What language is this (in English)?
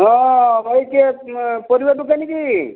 Odia